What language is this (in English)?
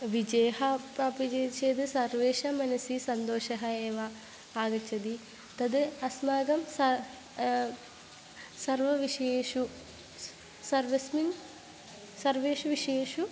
Sanskrit